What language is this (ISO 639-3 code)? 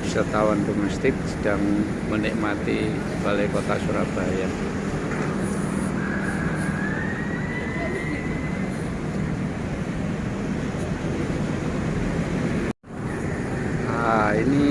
ind